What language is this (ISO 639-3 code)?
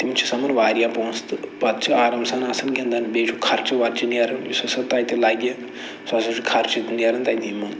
kas